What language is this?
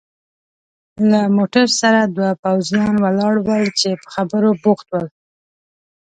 Pashto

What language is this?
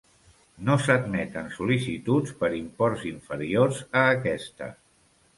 Catalan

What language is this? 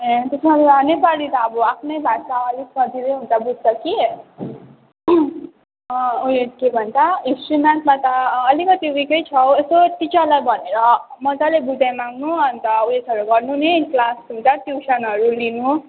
Nepali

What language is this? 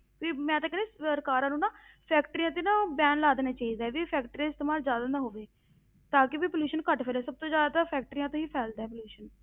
Punjabi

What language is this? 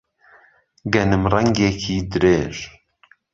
Central Kurdish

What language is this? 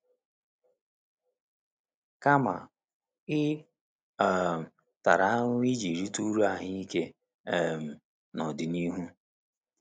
Igbo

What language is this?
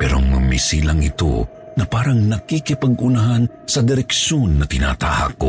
Filipino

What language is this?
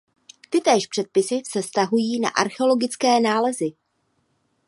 Czech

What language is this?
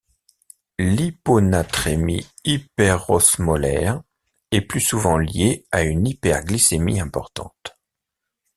French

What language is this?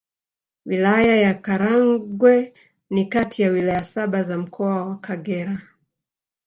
Swahili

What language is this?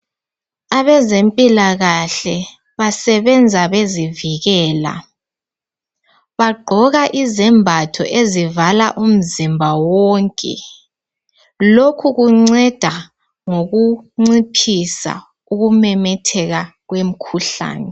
North Ndebele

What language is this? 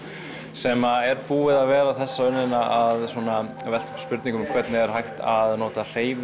Icelandic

